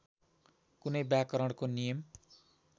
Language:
Nepali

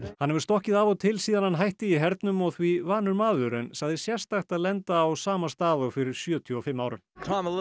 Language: Icelandic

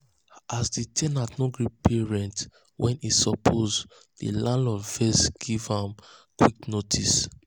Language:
Nigerian Pidgin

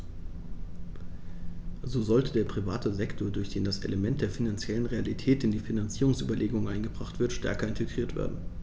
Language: German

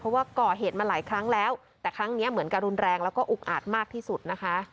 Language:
Thai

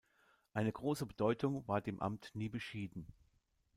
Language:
German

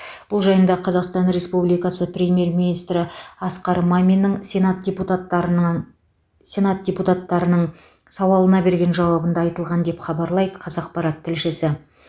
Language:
Kazakh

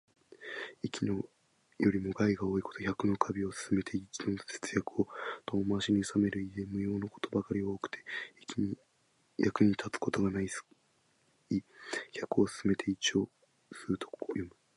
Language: Japanese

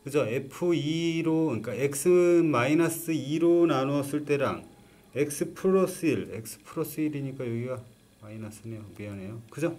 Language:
Korean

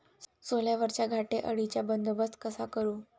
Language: Marathi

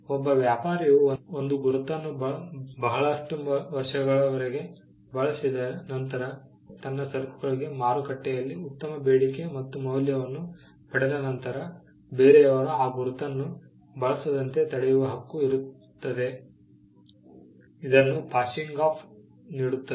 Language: Kannada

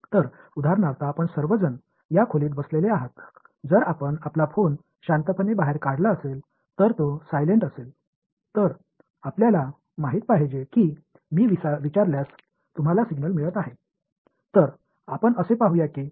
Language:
Tamil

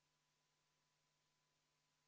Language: Estonian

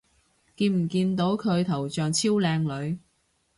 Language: Cantonese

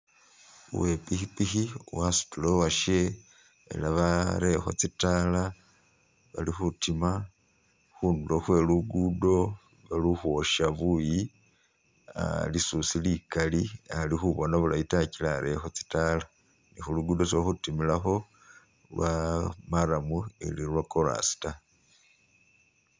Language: Masaaba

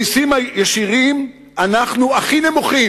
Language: Hebrew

